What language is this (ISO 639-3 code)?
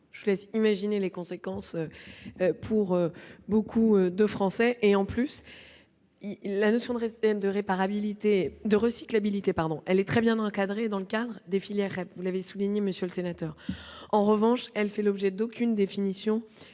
fra